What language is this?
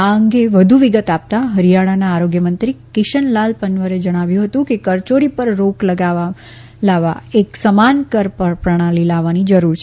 Gujarati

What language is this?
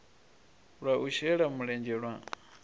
Venda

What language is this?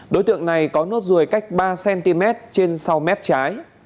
Vietnamese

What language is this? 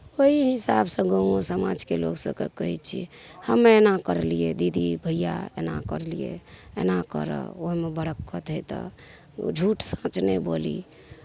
Maithili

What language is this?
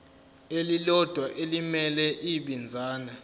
Zulu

